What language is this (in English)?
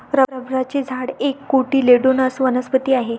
Marathi